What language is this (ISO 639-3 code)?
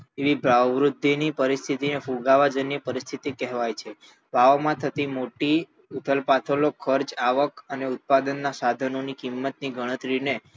guj